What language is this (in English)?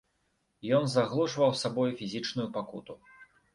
Belarusian